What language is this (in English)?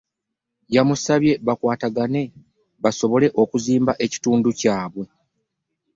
Ganda